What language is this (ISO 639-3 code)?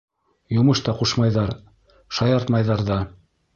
bak